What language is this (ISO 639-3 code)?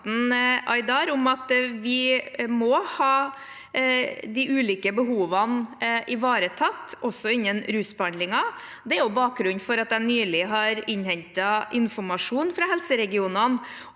nor